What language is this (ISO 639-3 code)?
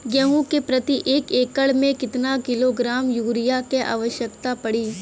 bho